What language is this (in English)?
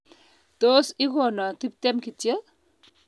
Kalenjin